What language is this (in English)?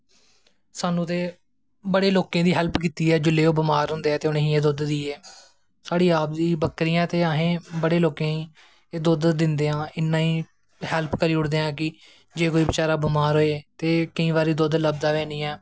Dogri